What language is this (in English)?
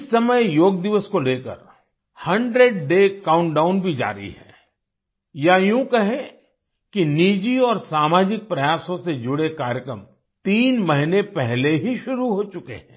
Hindi